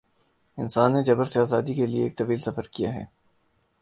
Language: Urdu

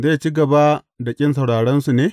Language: Hausa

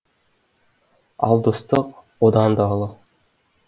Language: Kazakh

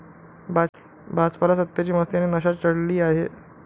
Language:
Marathi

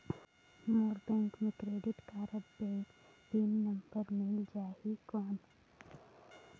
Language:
Chhattisgarhi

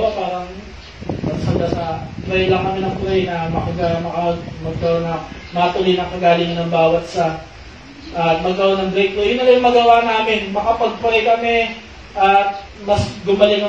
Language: Filipino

